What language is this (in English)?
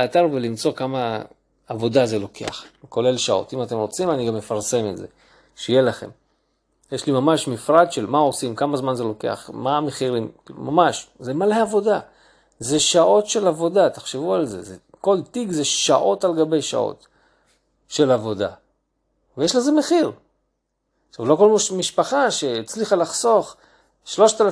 Hebrew